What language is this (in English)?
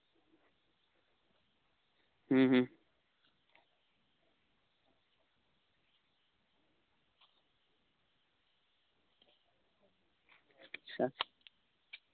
Santali